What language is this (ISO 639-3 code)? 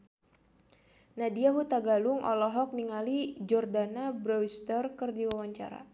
sun